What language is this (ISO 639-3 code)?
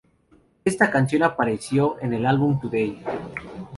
spa